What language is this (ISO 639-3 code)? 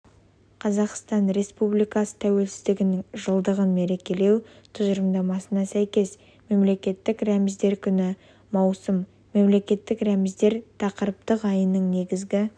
kaz